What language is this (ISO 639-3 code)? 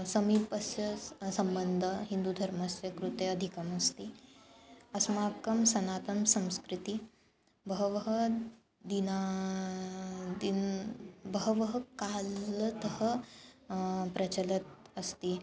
san